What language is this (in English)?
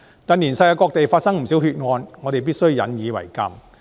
Cantonese